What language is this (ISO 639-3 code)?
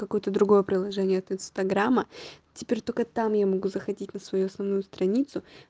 rus